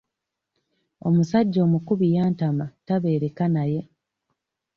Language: Ganda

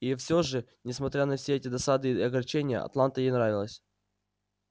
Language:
Russian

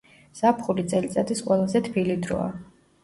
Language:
Georgian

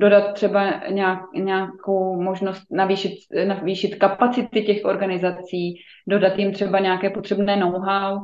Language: Czech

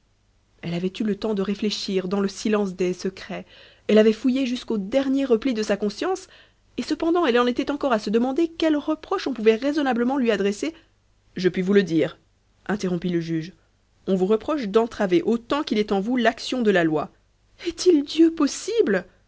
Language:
French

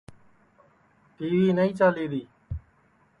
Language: Sansi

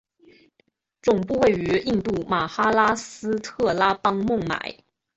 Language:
Chinese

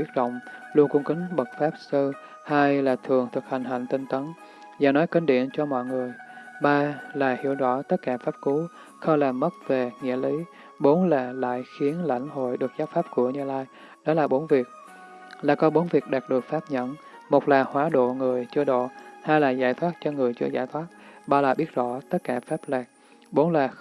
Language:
Vietnamese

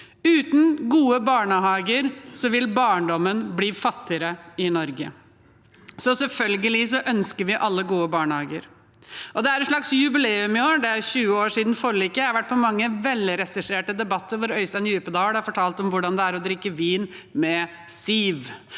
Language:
Norwegian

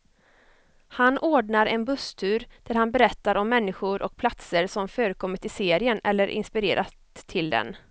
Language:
Swedish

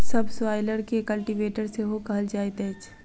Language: Maithili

